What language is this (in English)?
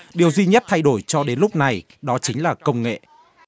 Vietnamese